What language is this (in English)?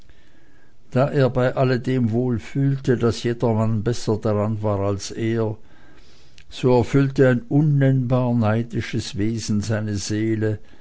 German